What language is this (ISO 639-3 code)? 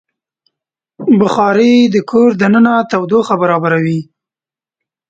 pus